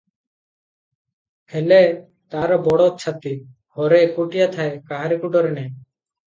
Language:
Odia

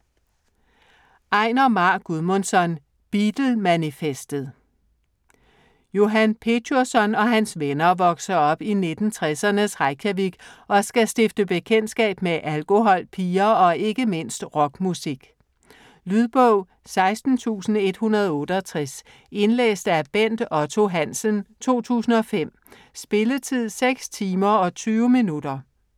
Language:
Danish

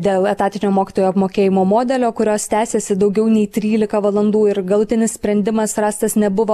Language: Lithuanian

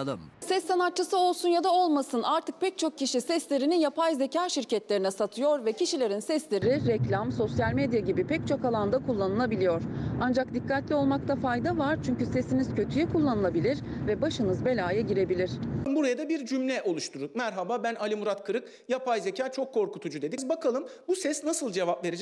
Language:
Turkish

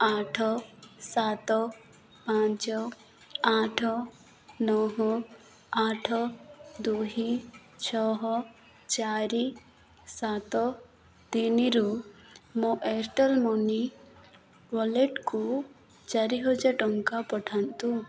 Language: Odia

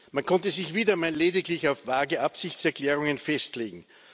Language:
German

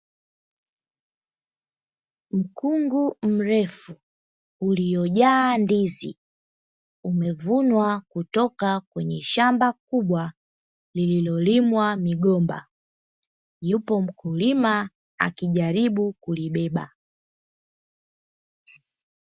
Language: Swahili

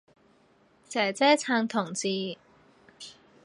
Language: Cantonese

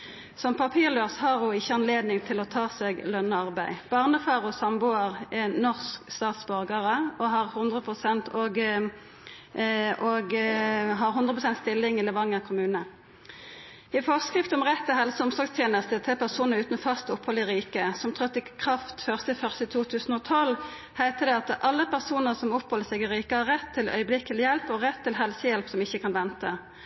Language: Norwegian Nynorsk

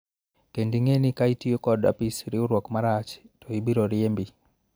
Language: Luo (Kenya and Tanzania)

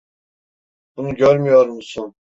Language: Turkish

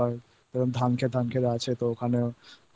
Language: Bangla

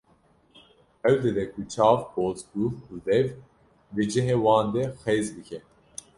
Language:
Kurdish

